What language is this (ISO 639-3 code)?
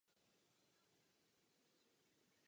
ces